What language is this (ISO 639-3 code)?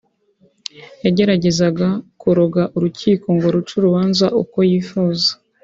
kin